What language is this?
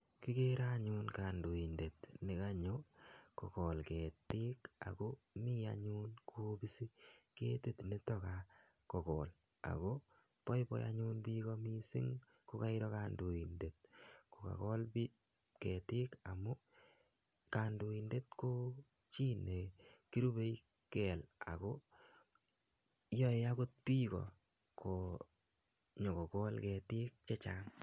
Kalenjin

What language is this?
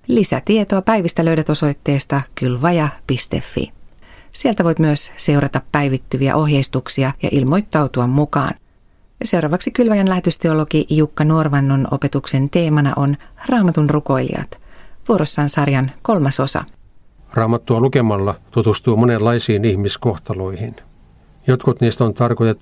Finnish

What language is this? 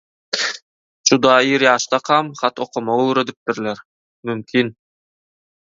Turkmen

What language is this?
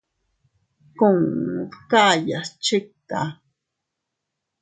Teutila Cuicatec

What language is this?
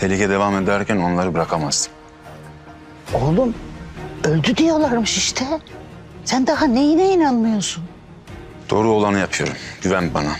Turkish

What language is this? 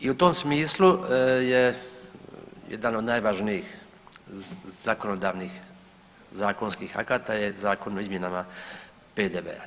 Croatian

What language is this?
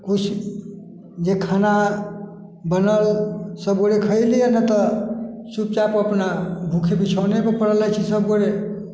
Maithili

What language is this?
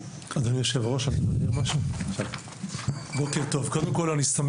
Hebrew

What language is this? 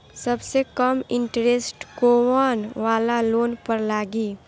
Bhojpuri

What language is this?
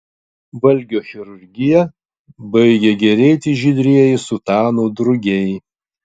Lithuanian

